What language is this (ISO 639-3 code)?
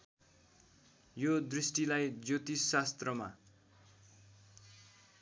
nep